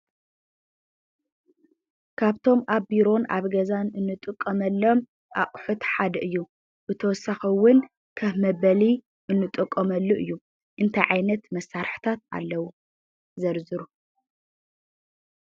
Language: Tigrinya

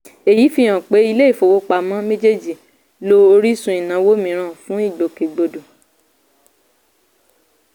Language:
Yoruba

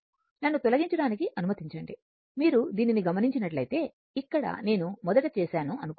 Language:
Telugu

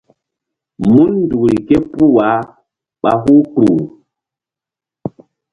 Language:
Mbum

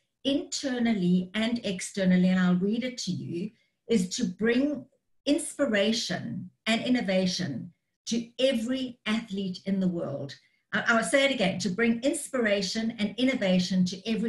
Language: English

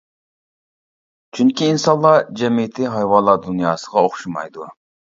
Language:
Uyghur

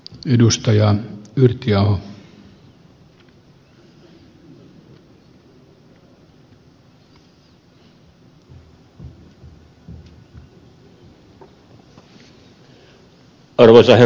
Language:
Finnish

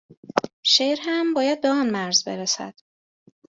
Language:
Persian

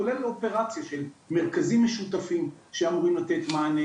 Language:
Hebrew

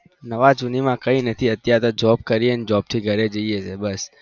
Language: Gujarati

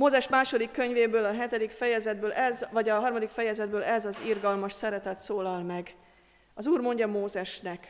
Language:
Hungarian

